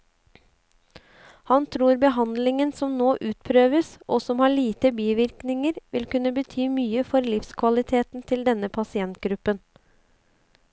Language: Norwegian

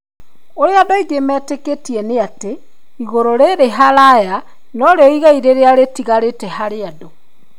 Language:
Kikuyu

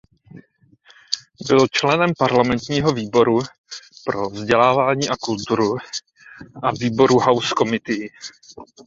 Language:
Czech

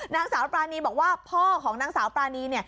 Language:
Thai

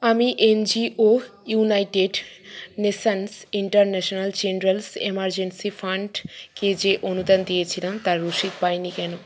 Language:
Bangla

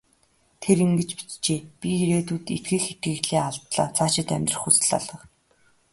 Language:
Mongolian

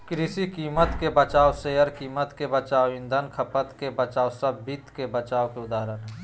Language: Magahi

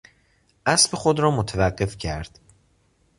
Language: Persian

